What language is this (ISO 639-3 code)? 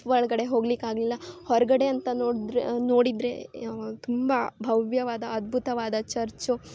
kan